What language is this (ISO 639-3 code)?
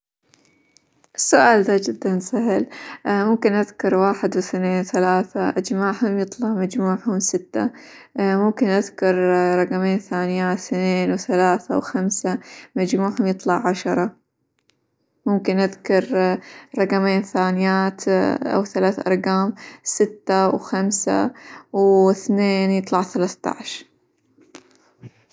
acw